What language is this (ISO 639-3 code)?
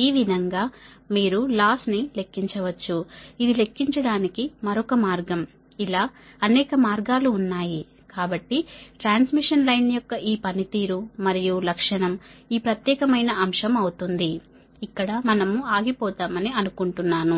tel